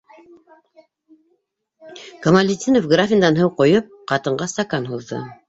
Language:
Bashkir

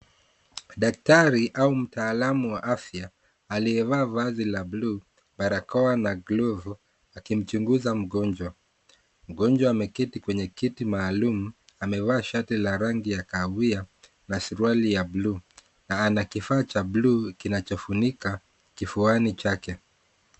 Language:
Swahili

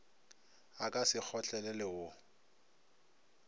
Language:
Northern Sotho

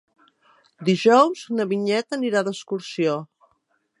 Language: Catalan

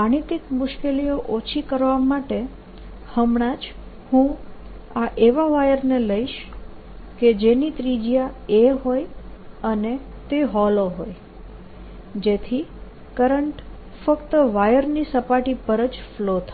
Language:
Gujarati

